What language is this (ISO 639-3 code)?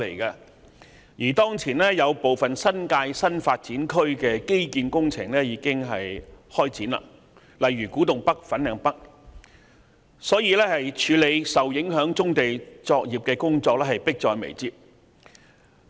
yue